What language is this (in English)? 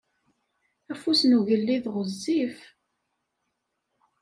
Kabyle